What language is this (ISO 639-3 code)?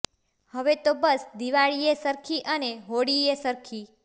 guj